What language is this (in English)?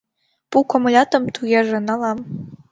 Mari